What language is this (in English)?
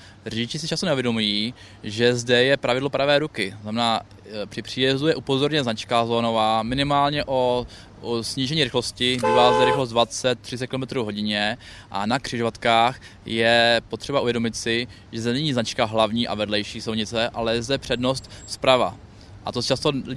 Czech